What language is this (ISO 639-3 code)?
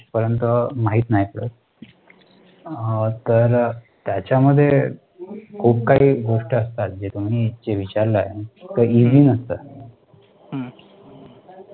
mar